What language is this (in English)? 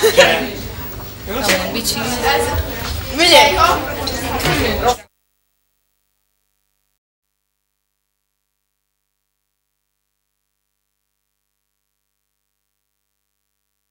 Hungarian